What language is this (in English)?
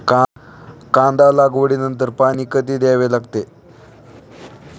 Marathi